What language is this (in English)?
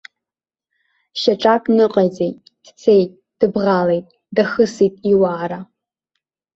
Abkhazian